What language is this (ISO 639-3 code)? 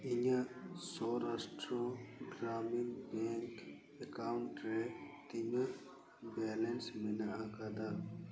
sat